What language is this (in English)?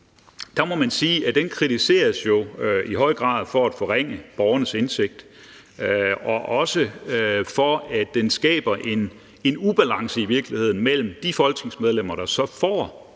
Danish